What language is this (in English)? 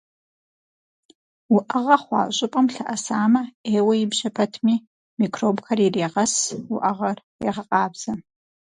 Kabardian